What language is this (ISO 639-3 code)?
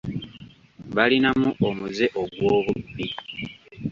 lug